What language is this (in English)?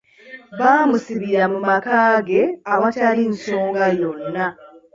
Ganda